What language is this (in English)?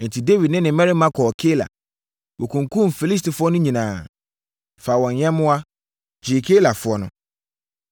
Akan